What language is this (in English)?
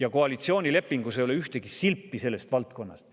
Estonian